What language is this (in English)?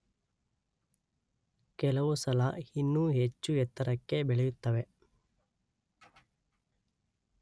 Kannada